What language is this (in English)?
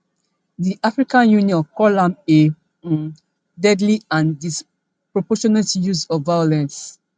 Nigerian Pidgin